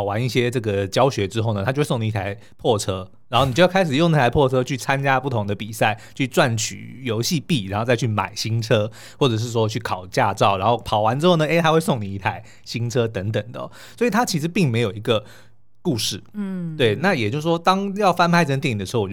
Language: Chinese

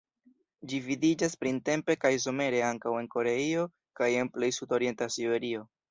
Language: Esperanto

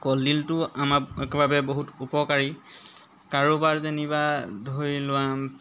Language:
Assamese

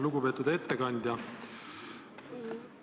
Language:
Estonian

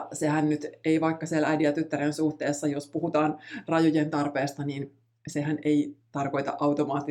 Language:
Finnish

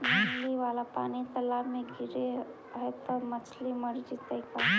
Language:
Magahi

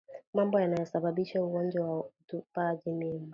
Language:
Swahili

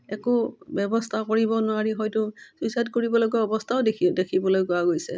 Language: Assamese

